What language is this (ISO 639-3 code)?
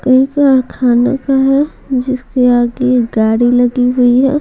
hin